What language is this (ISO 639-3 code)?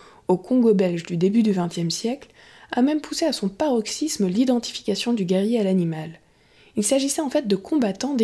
fra